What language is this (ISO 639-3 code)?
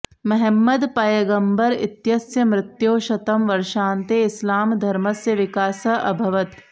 san